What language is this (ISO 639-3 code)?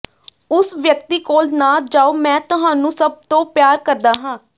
pan